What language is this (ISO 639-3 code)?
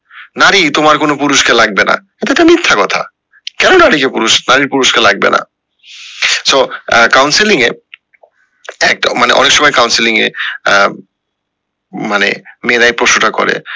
ben